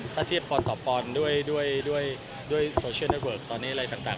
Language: Thai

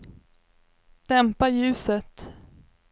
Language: Swedish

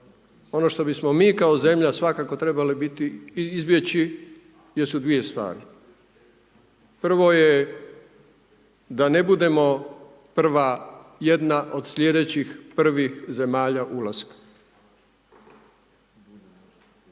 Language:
Croatian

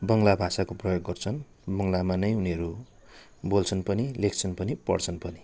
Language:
Nepali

